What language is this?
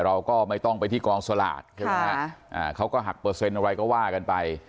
Thai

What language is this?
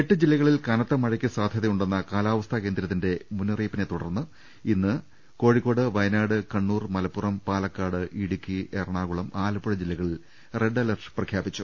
Malayalam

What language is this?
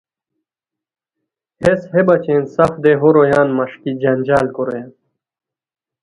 Khowar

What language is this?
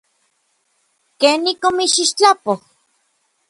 Orizaba Nahuatl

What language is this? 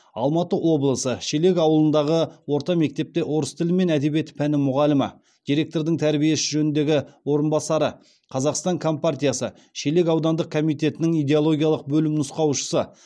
Kazakh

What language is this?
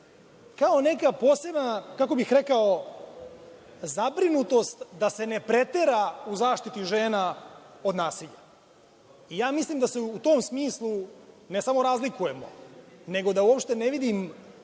Serbian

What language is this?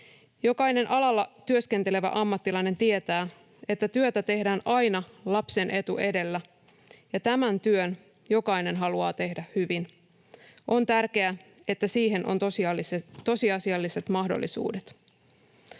Finnish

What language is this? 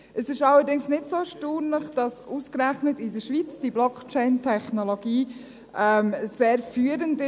Swiss German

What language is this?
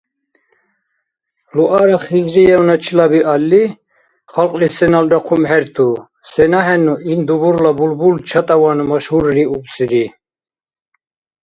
Dargwa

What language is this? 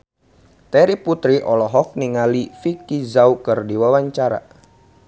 Sundanese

